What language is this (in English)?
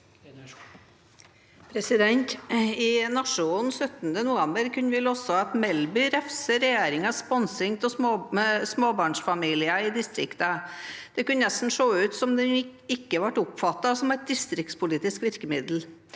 Norwegian